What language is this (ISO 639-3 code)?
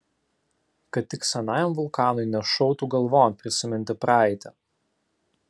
lit